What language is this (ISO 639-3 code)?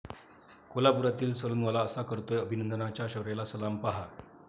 mar